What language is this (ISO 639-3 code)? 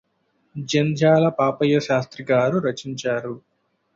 tel